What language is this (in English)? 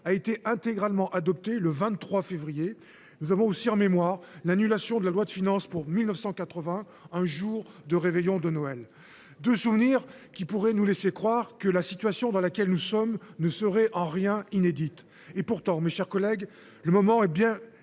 French